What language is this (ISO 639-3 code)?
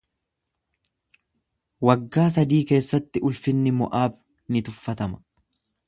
orm